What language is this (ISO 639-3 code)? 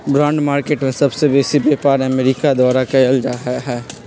mag